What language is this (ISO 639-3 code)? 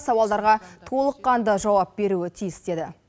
kaz